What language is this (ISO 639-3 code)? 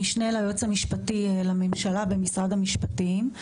heb